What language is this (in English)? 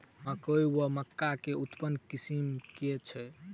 Maithili